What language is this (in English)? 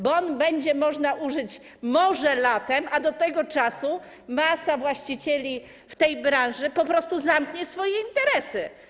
Polish